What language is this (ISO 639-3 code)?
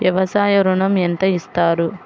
tel